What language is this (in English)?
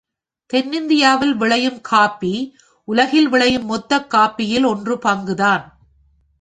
Tamil